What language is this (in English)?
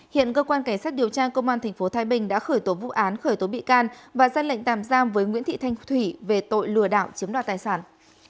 Vietnamese